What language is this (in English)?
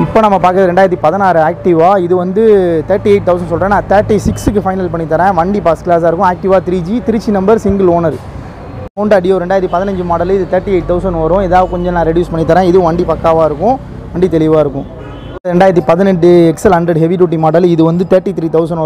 Spanish